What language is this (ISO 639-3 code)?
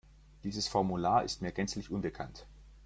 deu